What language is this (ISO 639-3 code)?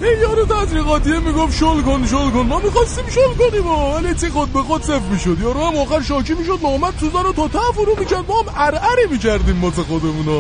fas